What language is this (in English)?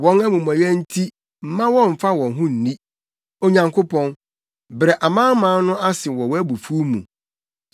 Akan